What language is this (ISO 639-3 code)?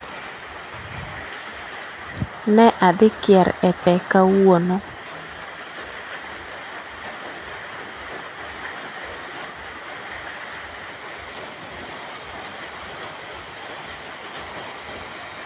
luo